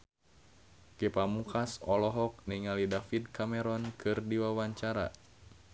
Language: Sundanese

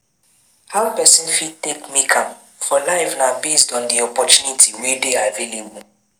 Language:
Nigerian Pidgin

